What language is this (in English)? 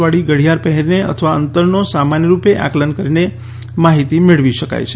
Gujarati